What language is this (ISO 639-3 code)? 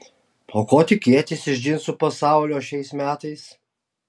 lit